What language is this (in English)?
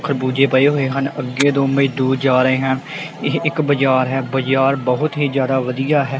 Punjabi